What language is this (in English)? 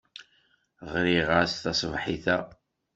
Kabyle